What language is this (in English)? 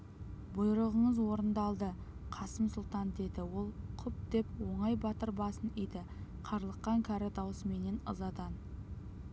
Kazakh